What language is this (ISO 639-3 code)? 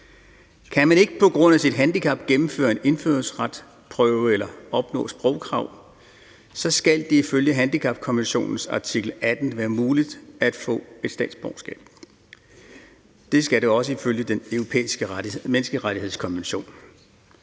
dan